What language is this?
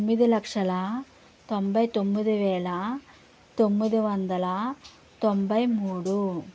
Telugu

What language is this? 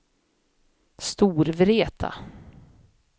Swedish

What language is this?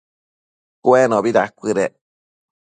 Matsés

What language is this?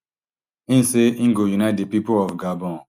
Nigerian Pidgin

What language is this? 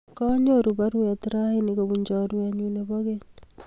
Kalenjin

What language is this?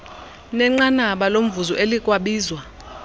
Xhosa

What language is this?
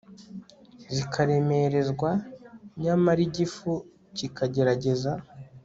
Kinyarwanda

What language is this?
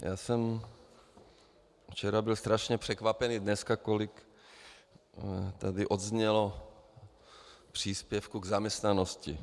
Czech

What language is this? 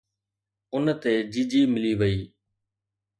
Sindhi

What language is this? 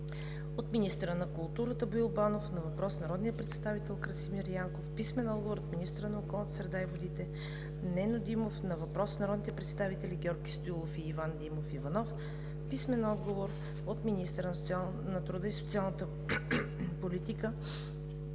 Bulgarian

